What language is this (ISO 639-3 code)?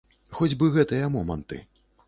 bel